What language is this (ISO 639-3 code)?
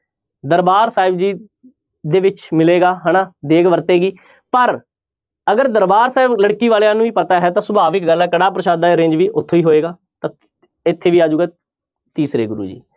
pan